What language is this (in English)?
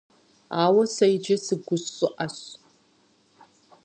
Kabardian